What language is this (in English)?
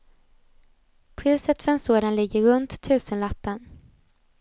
Swedish